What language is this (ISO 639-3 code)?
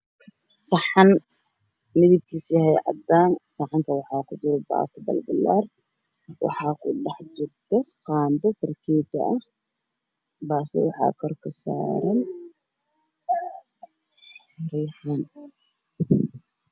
som